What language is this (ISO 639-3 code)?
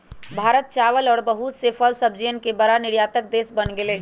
mag